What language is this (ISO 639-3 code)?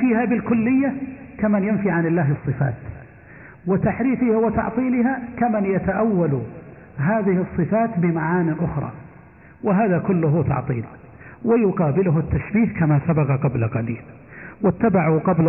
ara